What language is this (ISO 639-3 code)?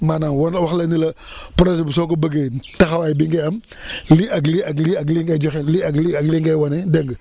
wol